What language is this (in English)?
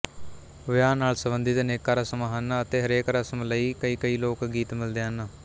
Punjabi